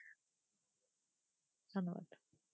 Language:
Bangla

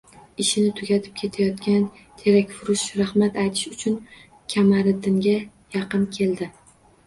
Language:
Uzbek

